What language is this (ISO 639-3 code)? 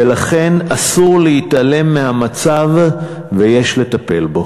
heb